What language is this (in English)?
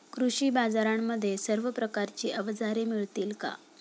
Marathi